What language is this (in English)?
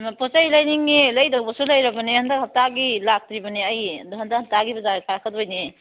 Manipuri